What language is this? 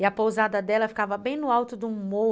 Portuguese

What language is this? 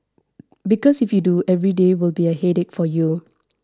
English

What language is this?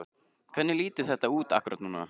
Icelandic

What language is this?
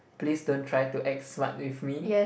English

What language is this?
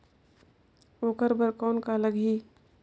Chhattisgarhi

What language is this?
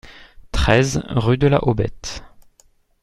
French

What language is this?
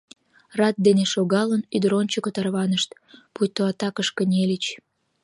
Mari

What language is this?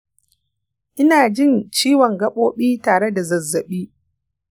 Hausa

